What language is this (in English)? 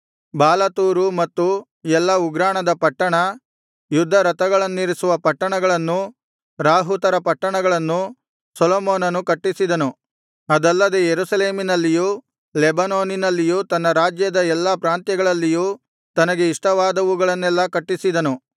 Kannada